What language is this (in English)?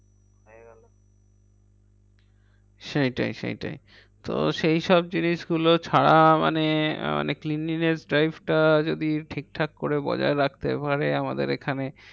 Bangla